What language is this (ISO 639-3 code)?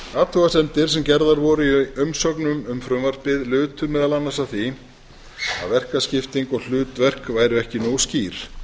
isl